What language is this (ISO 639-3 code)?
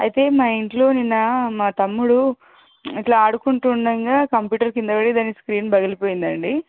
tel